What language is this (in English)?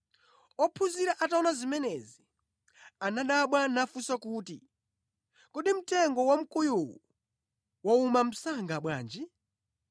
Nyanja